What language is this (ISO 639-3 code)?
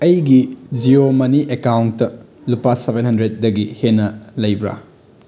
mni